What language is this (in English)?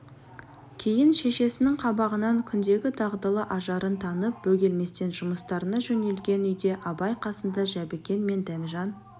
Kazakh